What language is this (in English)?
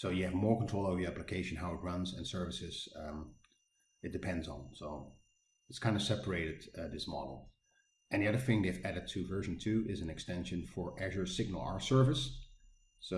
English